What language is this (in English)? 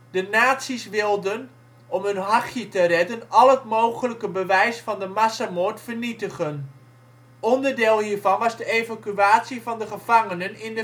Dutch